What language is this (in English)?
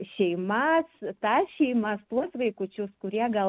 Lithuanian